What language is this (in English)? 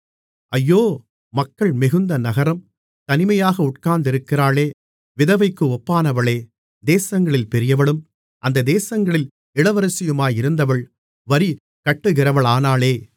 Tamil